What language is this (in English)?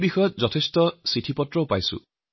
Assamese